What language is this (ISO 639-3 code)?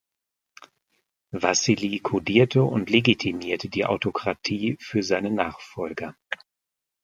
deu